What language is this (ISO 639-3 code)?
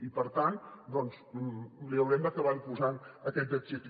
cat